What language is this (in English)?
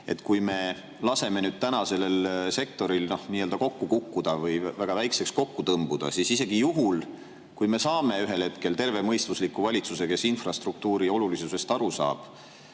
Estonian